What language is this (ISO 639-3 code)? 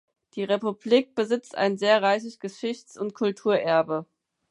deu